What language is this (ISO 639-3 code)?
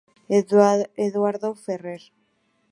spa